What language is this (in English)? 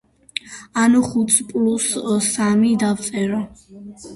Georgian